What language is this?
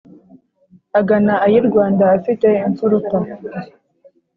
Kinyarwanda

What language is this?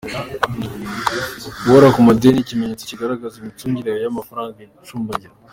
Kinyarwanda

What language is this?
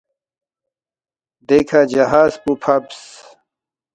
Balti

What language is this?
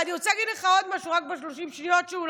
Hebrew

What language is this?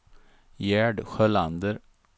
Swedish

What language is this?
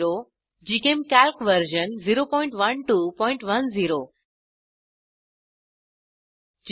Marathi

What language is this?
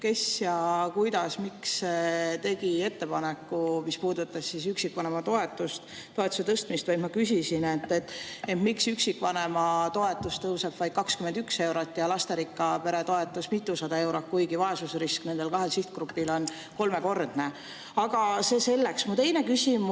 Estonian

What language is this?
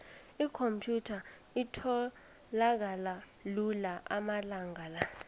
South Ndebele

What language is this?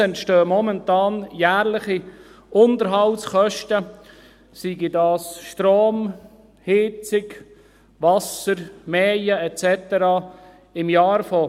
Swiss German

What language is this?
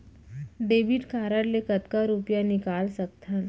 Chhattisgarhi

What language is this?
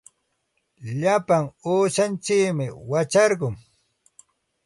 Santa Ana de Tusi Pasco Quechua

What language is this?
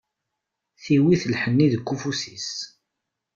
Kabyle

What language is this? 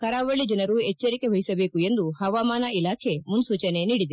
Kannada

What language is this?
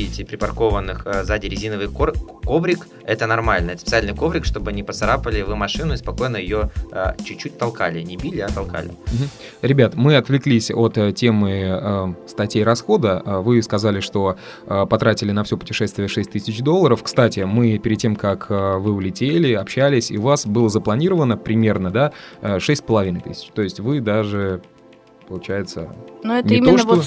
Russian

